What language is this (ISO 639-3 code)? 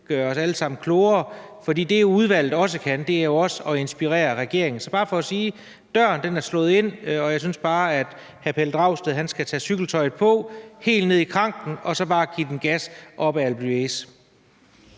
dan